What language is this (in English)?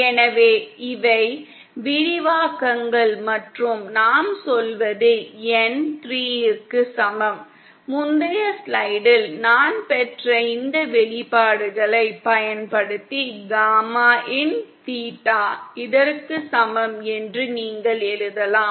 Tamil